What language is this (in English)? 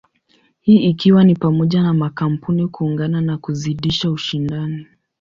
Swahili